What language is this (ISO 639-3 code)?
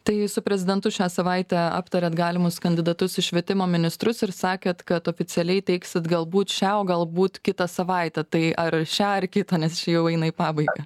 lit